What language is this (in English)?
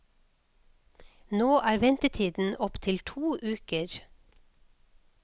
Norwegian